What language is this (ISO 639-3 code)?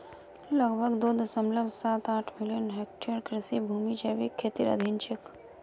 mag